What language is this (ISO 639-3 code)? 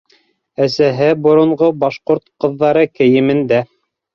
bak